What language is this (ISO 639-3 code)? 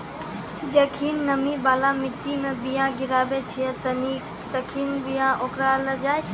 mai